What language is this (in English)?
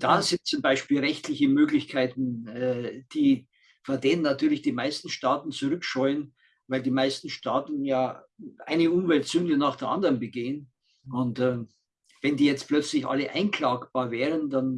German